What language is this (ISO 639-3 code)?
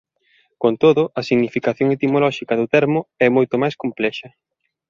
glg